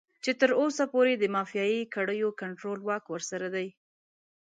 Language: Pashto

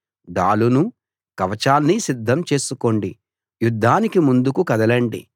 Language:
Telugu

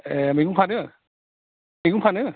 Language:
Bodo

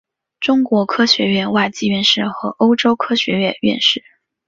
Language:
Chinese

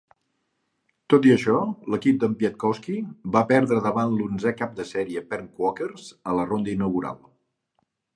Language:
Catalan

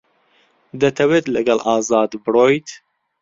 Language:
Central Kurdish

